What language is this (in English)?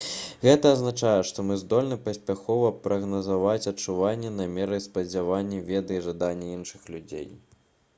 Belarusian